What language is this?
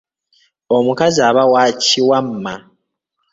Ganda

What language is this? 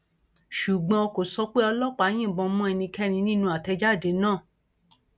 Yoruba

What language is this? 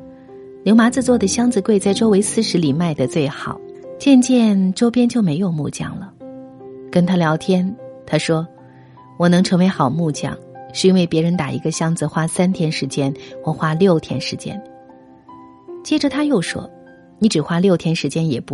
Chinese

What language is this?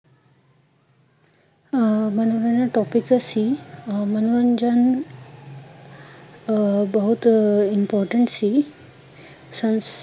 Punjabi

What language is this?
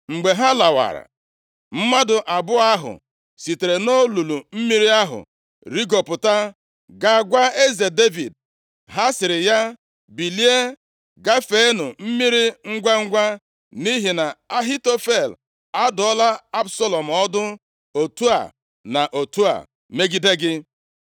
Igbo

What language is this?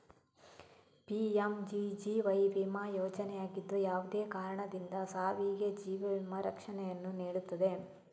Kannada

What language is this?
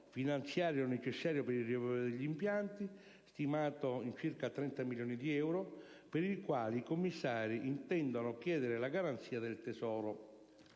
Italian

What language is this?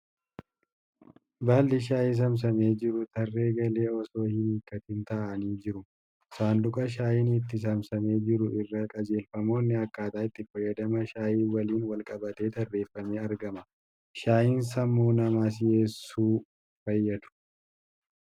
Oromo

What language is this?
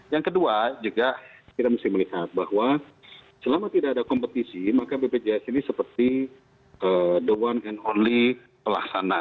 Indonesian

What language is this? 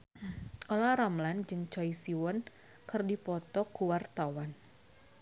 Sundanese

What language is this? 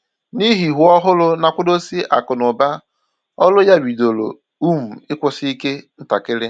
Igbo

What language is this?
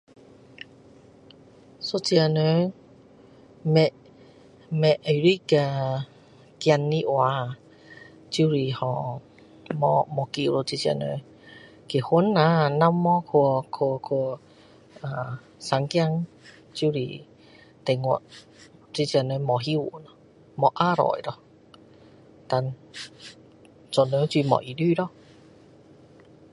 Min Dong Chinese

